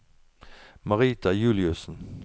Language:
Norwegian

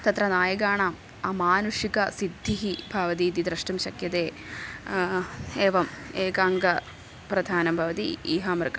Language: Sanskrit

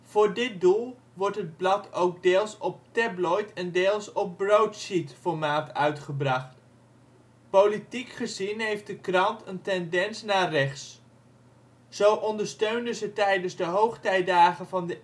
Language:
Dutch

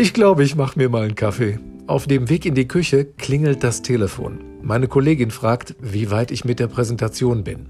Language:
German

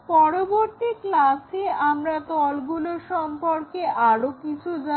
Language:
Bangla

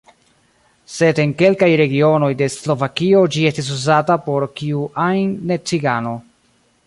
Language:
Esperanto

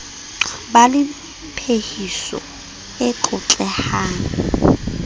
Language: Southern Sotho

